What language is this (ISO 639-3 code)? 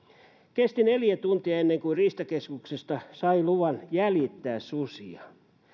fin